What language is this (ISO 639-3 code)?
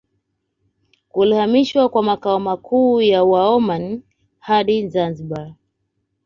swa